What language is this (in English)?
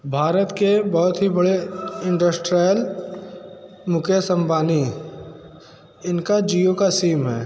Hindi